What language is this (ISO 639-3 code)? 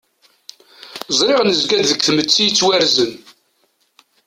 kab